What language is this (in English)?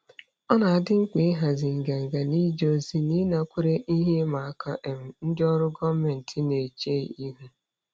Igbo